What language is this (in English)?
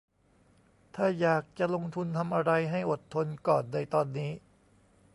Thai